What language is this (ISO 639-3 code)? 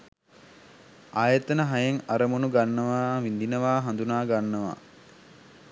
sin